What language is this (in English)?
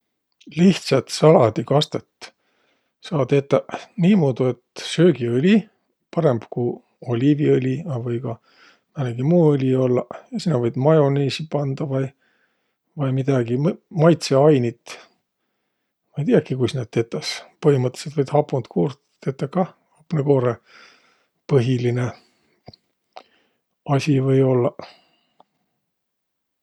Võro